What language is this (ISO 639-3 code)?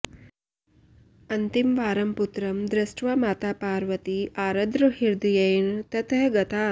san